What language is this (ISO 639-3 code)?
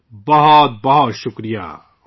urd